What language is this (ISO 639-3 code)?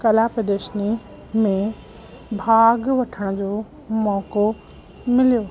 snd